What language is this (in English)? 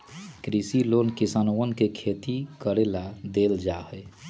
Magahi